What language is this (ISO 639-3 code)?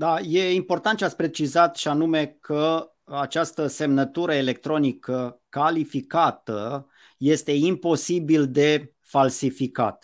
ron